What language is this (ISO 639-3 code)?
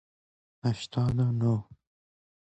fas